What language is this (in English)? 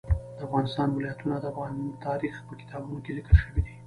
Pashto